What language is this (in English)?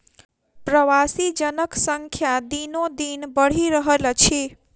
Maithili